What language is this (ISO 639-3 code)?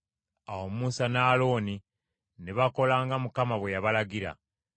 lug